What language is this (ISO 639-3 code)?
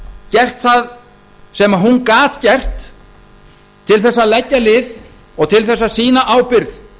isl